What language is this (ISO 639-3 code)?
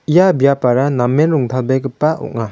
grt